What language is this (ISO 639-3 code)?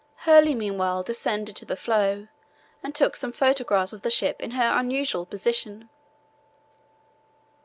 eng